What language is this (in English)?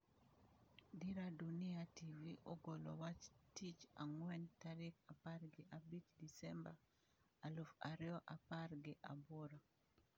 Luo (Kenya and Tanzania)